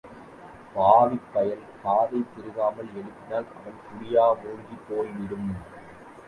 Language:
Tamil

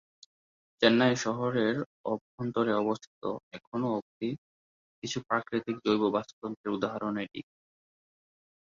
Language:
Bangla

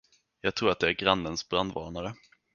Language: Swedish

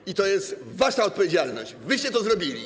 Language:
Polish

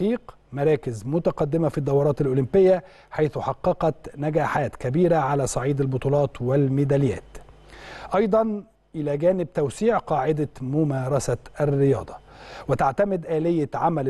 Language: Arabic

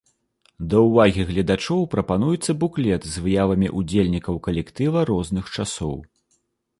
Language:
Belarusian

